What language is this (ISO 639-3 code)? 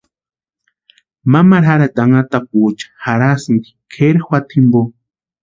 pua